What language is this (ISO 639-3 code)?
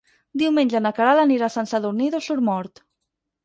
cat